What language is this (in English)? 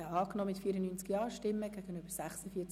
Swiss German